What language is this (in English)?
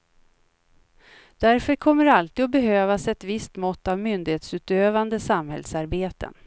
Swedish